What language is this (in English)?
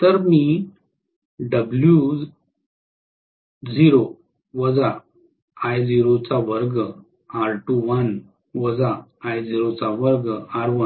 Marathi